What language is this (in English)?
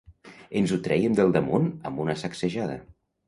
Catalan